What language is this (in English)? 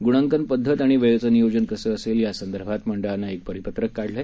Marathi